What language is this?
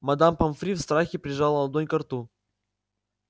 Russian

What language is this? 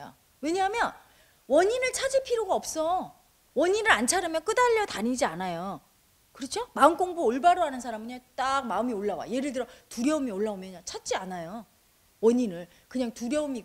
Korean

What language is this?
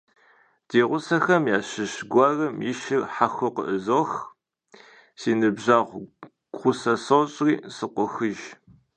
Kabardian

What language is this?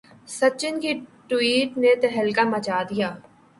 Urdu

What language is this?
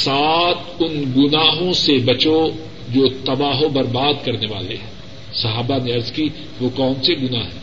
Urdu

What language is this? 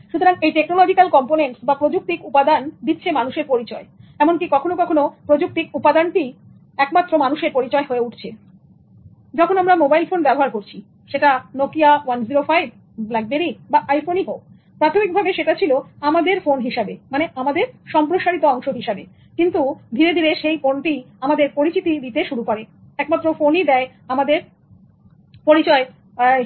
Bangla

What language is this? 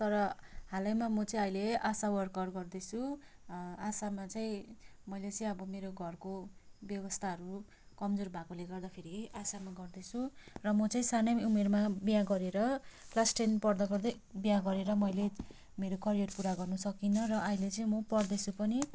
Nepali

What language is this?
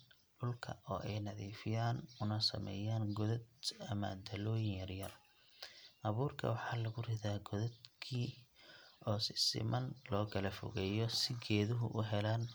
Somali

